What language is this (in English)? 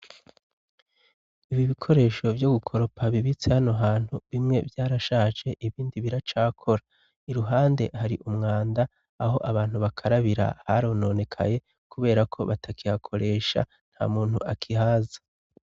Rundi